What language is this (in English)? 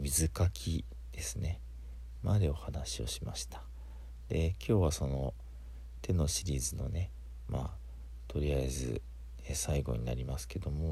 Japanese